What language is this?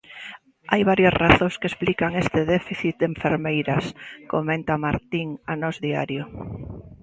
Galician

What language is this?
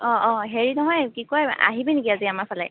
Assamese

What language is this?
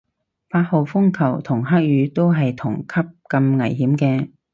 Cantonese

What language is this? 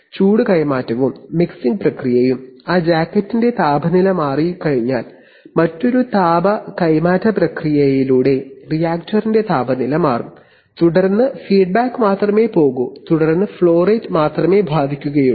Malayalam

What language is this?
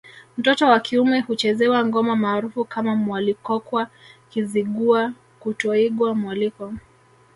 Swahili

